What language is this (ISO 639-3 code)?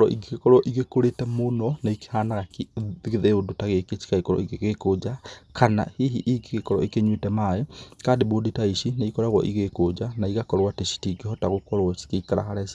kik